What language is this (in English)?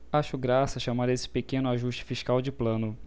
Portuguese